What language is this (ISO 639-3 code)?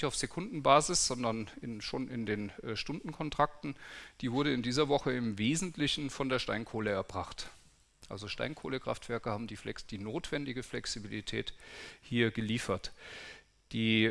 deu